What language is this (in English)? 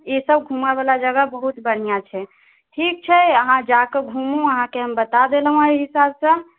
Maithili